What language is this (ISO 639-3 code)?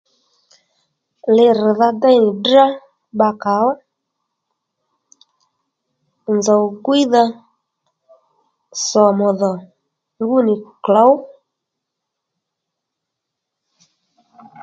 led